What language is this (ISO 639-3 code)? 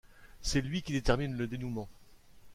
fra